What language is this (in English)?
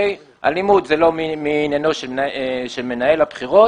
Hebrew